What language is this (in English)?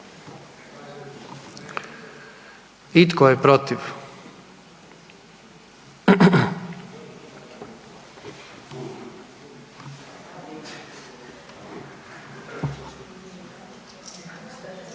Croatian